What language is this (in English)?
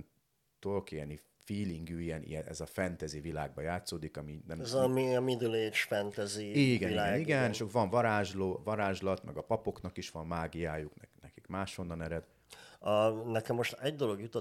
Hungarian